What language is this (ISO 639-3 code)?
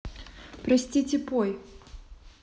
rus